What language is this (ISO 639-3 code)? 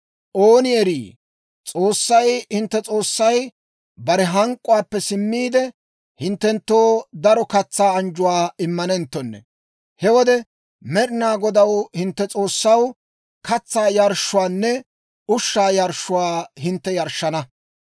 dwr